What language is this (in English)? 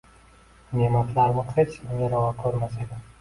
Uzbek